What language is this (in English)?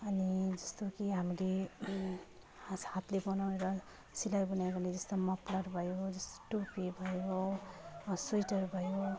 Nepali